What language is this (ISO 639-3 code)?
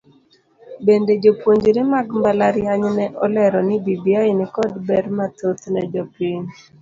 luo